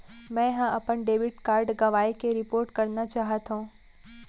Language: Chhattisgarhi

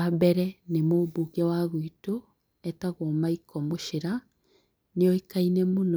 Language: Kikuyu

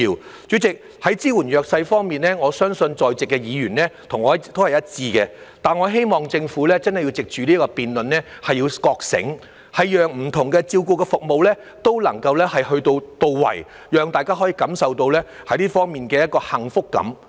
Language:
Cantonese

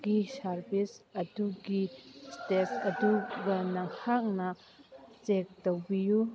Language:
Manipuri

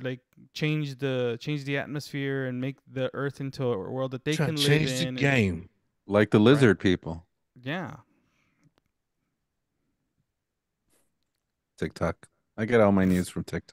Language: English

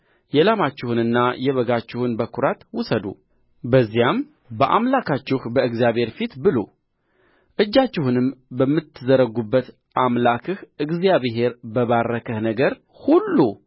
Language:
Amharic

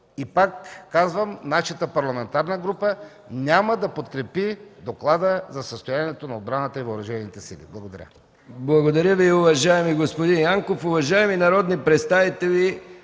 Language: Bulgarian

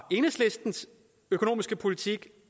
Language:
Danish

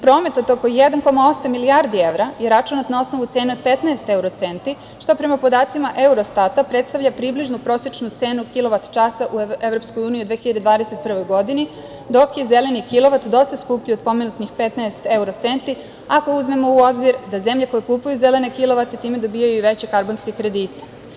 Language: Serbian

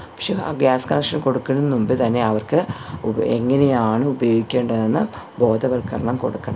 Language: Malayalam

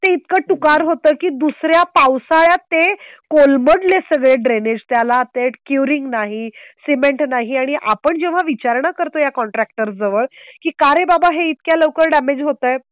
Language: Marathi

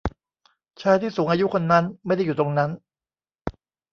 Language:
Thai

